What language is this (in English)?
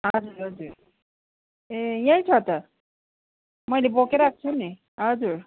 Nepali